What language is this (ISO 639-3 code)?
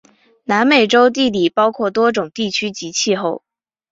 zho